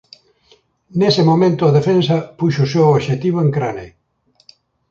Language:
Galician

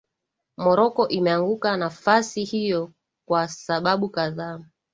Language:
Swahili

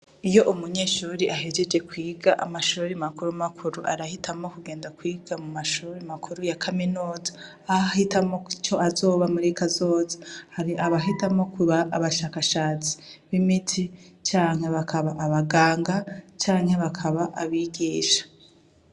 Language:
Rundi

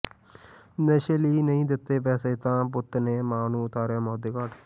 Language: Punjabi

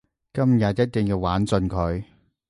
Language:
Cantonese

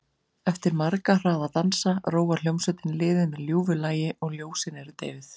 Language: Icelandic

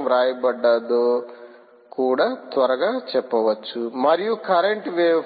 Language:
Telugu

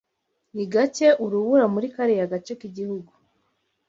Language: Kinyarwanda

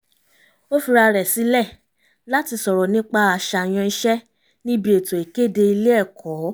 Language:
Yoruba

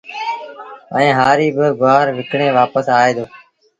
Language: Sindhi Bhil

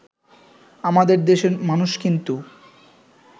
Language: Bangla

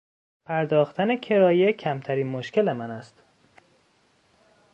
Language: Persian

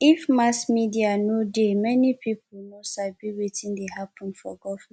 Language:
Nigerian Pidgin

